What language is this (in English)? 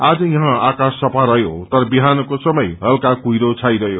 Nepali